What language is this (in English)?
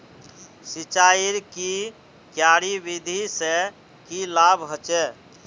Magahi